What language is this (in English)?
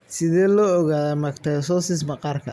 Somali